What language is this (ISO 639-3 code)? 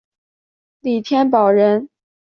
zho